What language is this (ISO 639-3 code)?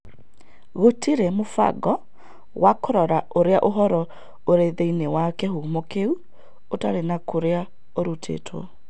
kik